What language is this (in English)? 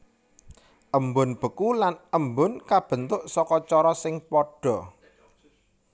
Javanese